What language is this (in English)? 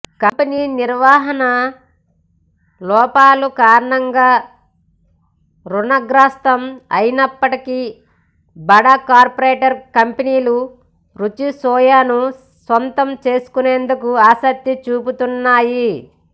Telugu